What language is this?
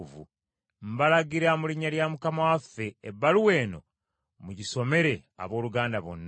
Ganda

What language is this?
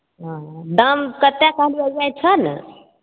Maithili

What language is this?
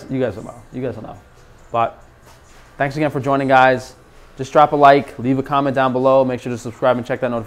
English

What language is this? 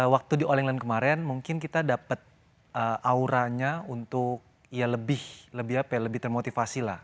Indonesian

